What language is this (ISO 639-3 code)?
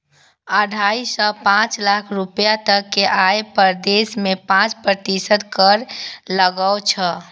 mai